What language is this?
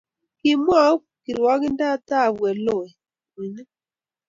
Kalenjin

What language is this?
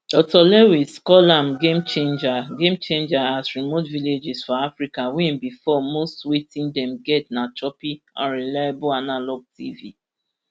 Nigerian Pidgin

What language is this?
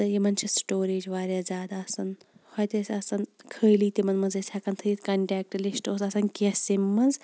Kashmiri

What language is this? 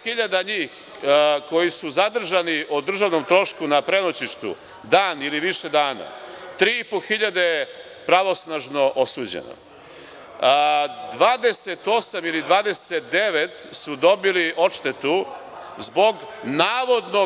Serbian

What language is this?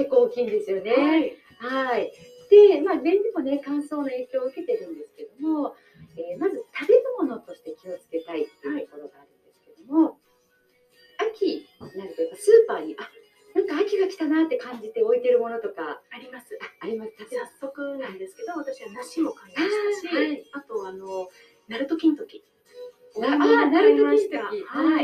Japanese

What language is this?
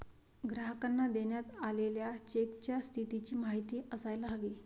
Marathi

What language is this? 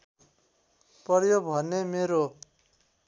Nepali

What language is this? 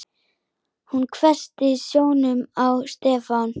Icelandic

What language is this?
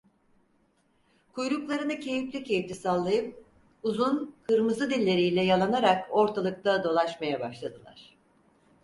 Turkish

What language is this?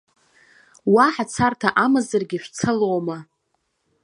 Abkhazian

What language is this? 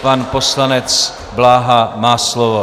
Czech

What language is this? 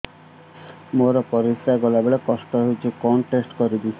Odia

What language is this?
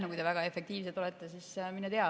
Estonian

